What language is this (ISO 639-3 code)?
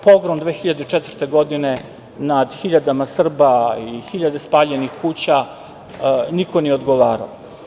srp